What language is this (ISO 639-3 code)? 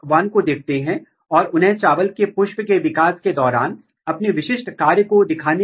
hin